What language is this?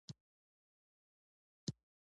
Pashto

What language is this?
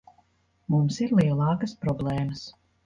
Latvian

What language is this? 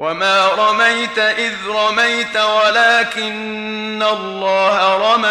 Arabic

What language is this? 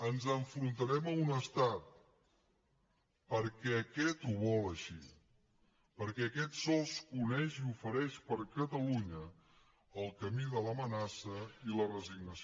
Catalan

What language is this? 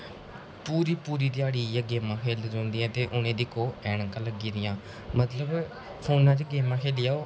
Dogri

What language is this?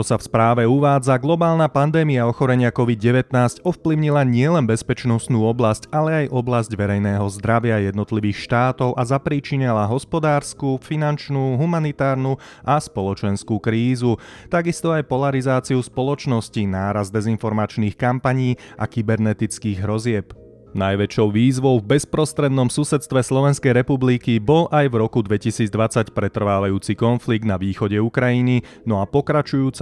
Slovak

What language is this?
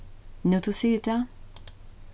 Faroese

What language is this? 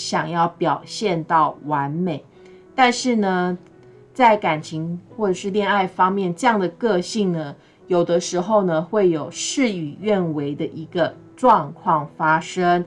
Chinese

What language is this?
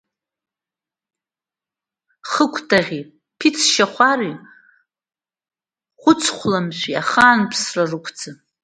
Abkhazian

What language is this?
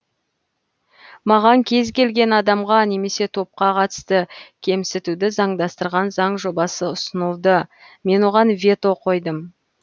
Kazakh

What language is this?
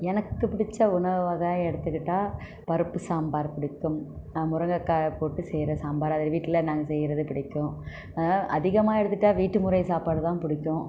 Tamil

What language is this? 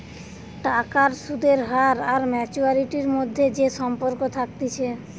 Bangla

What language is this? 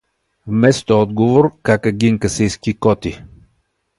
Bulgarian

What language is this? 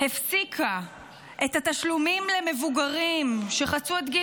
Hebrew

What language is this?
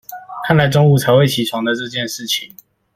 Chinese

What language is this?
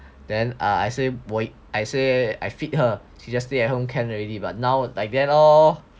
English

